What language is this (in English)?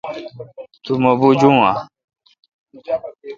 Kalkoti